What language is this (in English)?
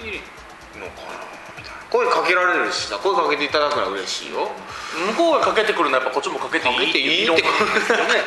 Japanese